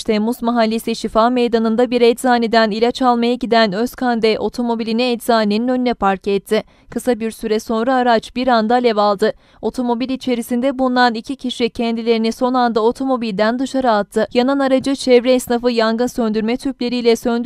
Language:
Turkish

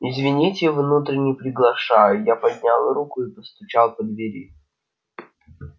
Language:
Russian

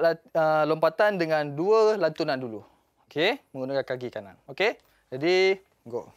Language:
Malay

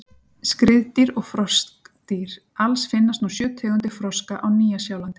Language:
Icelandic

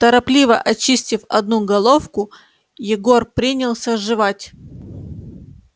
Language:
Russian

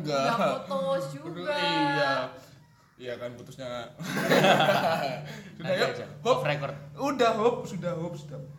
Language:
Indonesian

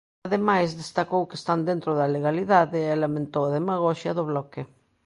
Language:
Galician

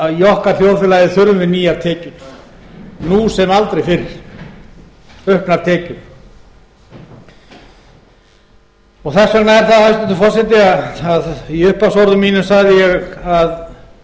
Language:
Icelandic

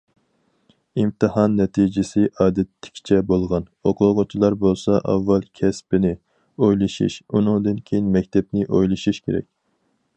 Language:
Uyghur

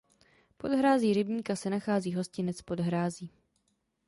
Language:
Czech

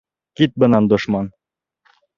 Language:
Bashkir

